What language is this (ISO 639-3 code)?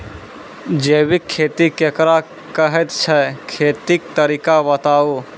mai